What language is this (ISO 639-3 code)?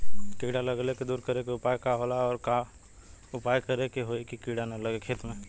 bho